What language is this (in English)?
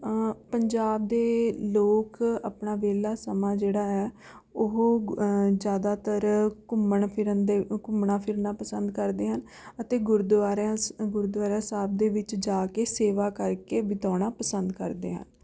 Punjabi